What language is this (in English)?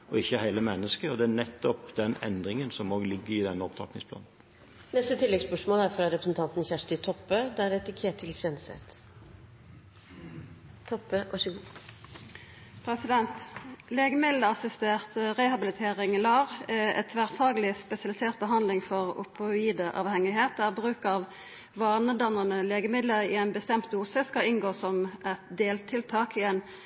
Norwegian